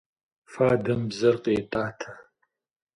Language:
Kabardian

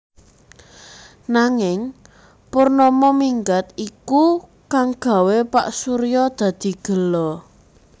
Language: Javanese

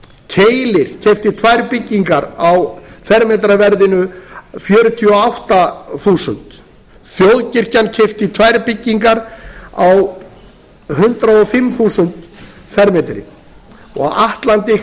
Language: Icelandic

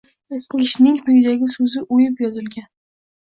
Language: Uzbek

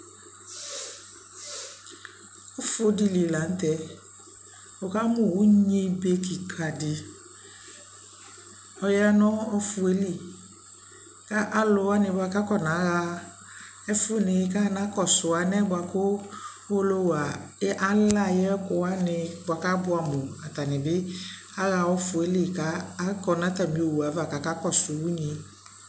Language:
Ikposo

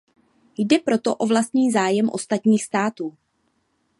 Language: Czech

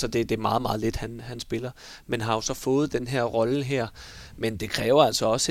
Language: Danish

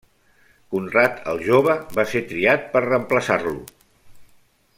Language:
Catalan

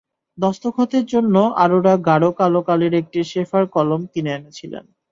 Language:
Bangla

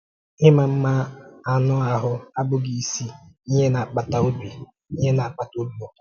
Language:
Igbo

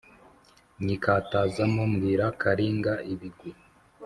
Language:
Kinyarwanda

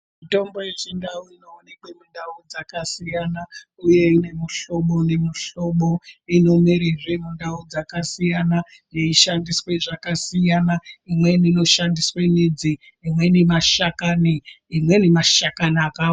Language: Ndau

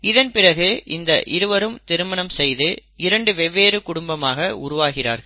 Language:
Tamil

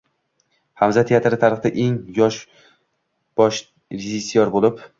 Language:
Uzbek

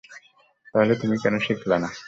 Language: Bangla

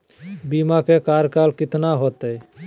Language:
Magahi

